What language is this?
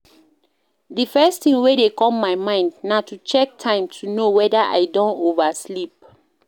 Nigerian Pidgin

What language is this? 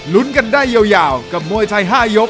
Thai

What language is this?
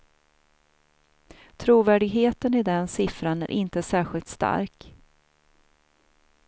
Swedish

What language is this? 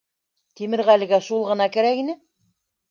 Bashkir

